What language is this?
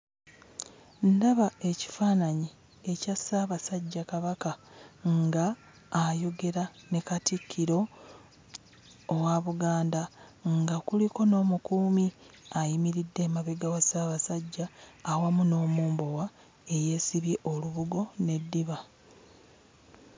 Ganda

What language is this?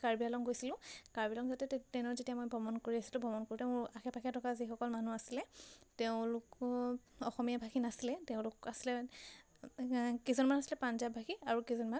Assamese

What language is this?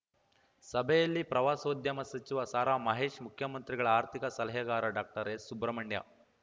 Kannada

